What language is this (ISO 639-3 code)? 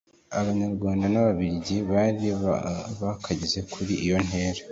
kin